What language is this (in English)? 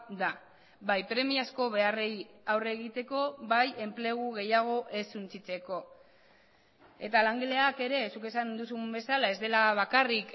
Basque